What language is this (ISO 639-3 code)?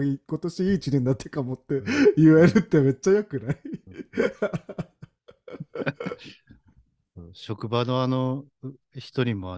jpn